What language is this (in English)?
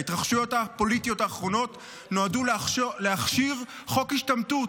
Hebrew